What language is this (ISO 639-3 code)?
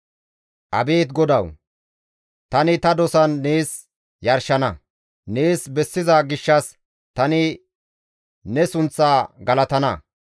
gmv